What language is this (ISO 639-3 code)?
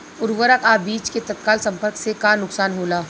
bho